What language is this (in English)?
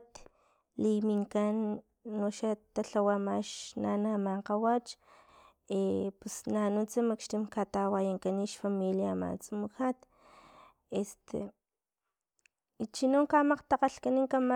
Filomena Mata-Coahuitlán Totonac